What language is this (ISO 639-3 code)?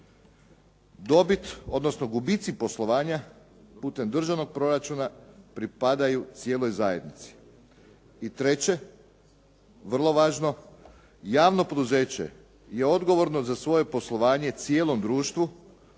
hrv